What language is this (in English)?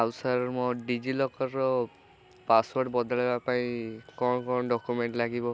Odia